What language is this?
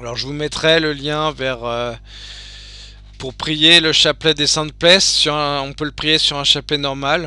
French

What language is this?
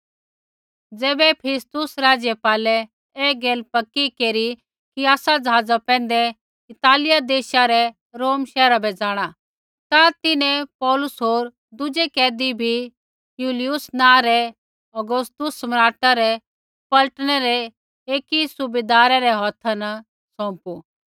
Kullu Pahari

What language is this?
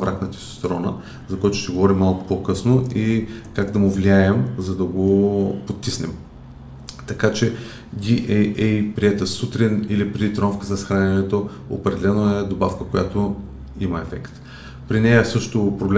Bulgarian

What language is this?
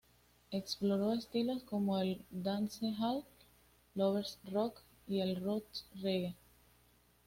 Spanish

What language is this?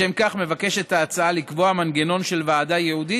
Hebrew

